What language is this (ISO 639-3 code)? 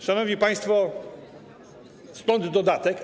pol